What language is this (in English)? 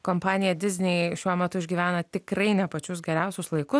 Lithuanian